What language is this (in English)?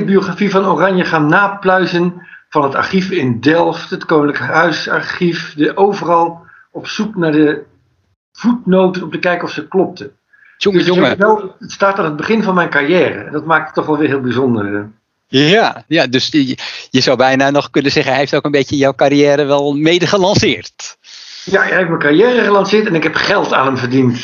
Dutch